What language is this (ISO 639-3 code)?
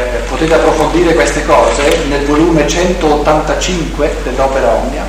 ita